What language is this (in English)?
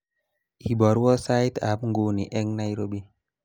Kalenjin